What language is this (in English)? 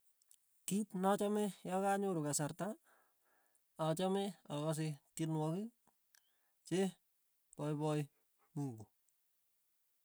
Tugen